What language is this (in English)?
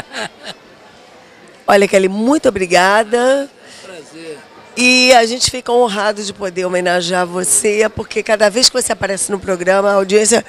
Portuguese